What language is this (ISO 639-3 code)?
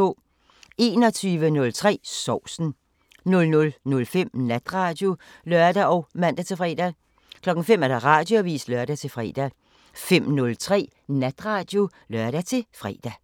dan